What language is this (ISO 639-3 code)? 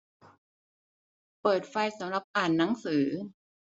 tha